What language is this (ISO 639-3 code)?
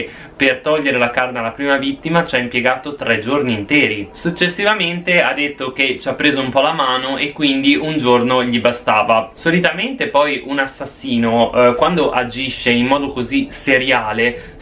ita